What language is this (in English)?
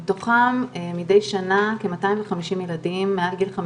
Hebrew